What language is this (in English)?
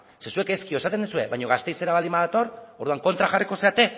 Basque